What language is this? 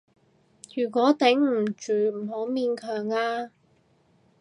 Cantonese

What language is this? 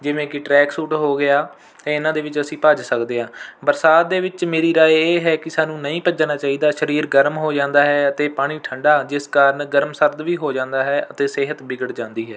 Punjabi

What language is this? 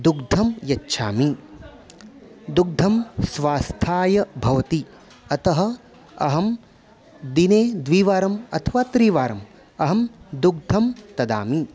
Sanskrit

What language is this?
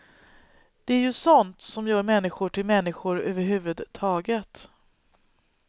Swedish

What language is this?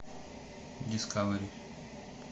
Russian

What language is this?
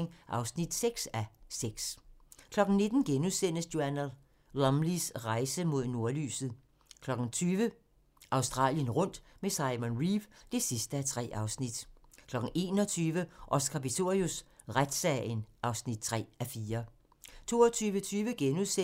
Danish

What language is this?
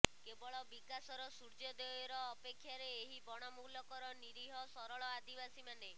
Odia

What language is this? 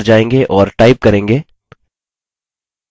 Hindi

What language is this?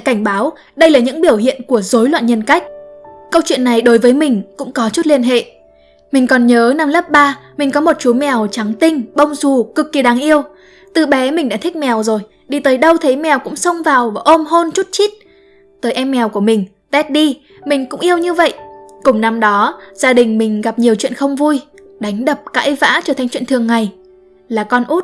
Vietnamese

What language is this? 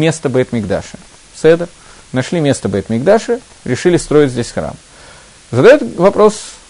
Russian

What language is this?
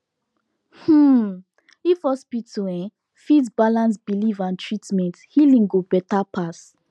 Nigerian Pidgin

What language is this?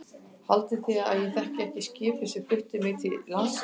Icelandic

